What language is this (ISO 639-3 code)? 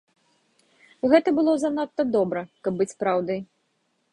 bel